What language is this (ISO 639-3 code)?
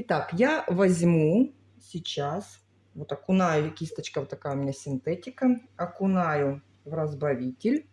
rus